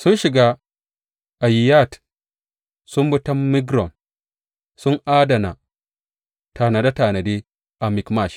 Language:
Hausa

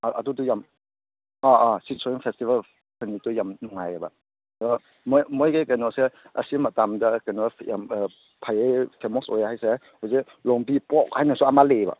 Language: Manipuri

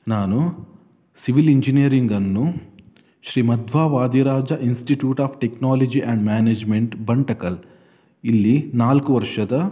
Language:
Kannada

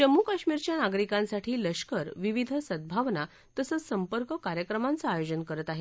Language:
Marathi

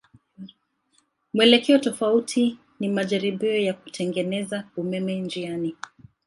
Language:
Swahili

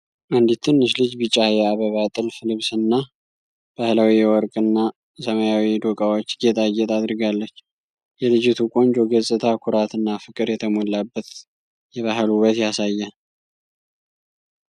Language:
Amharic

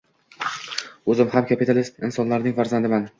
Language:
Uzbek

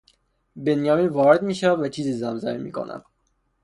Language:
Persian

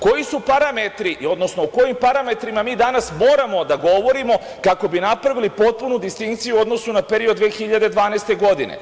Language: Serbian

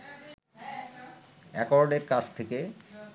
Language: Bangla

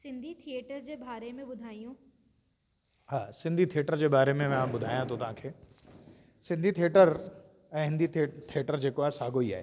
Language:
Sindhi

